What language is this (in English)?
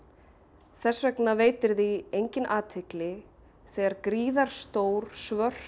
Icelandic